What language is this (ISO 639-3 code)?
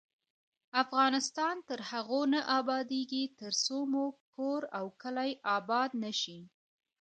pus